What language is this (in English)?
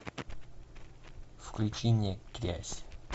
Russian